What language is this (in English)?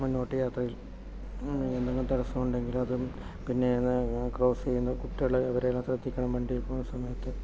Malayalam